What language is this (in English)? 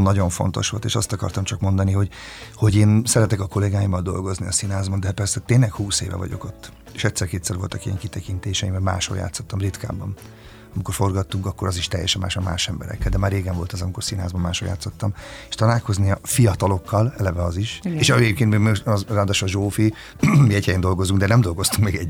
Hungarian